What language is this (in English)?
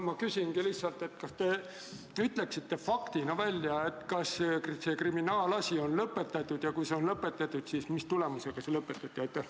Estonian